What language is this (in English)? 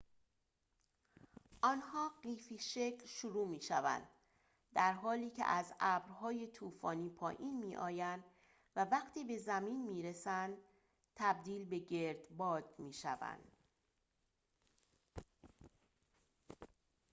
Persian